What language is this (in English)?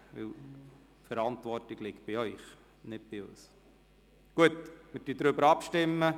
Swiss German